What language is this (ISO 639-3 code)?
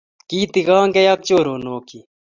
kln